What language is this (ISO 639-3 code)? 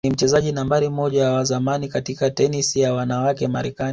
swa